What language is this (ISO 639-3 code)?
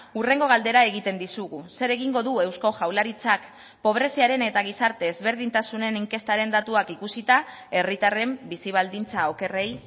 eus